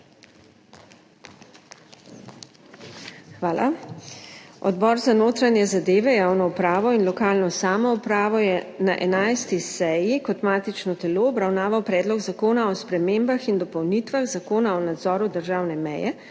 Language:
Slovenian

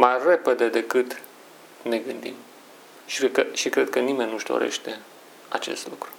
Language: Romanian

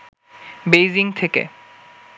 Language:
Bangla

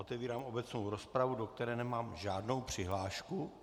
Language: Czech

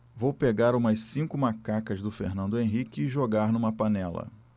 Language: Portuguese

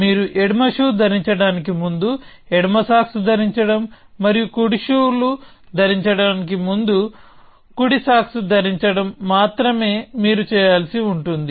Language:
Telugu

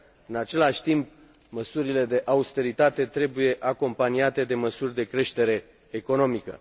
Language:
Romanian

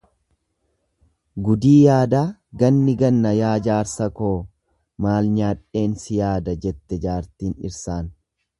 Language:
Oromo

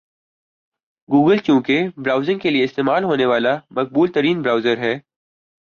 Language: Urdu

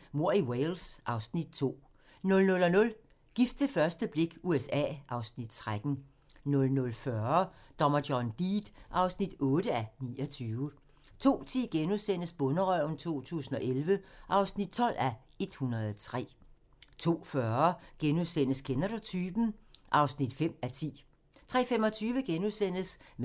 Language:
Danish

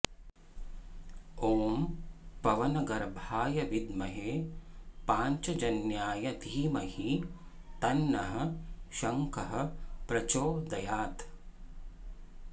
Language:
Sanskrit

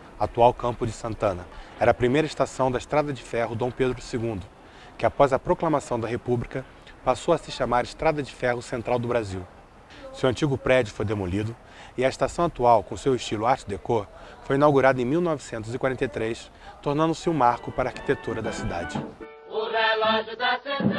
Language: Portuguese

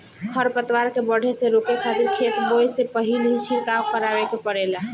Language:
Bhojpuri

